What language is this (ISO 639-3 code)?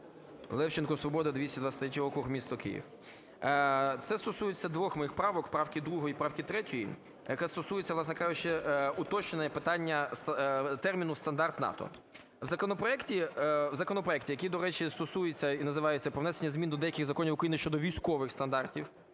ukr